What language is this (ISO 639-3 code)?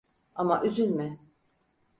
tur